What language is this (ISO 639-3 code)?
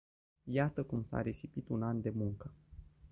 ron